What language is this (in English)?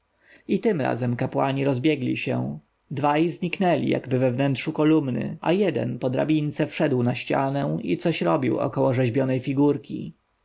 Polish